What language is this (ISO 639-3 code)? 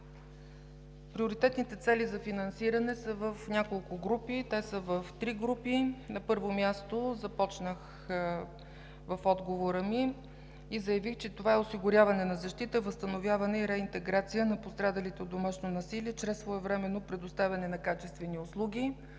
bul